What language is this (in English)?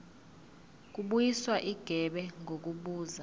Zulu